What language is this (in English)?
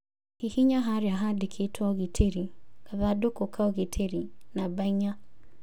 Kikuyu